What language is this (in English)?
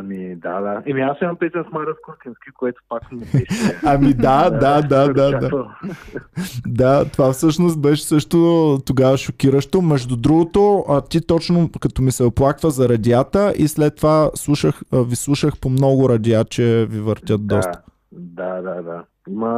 Bulgarian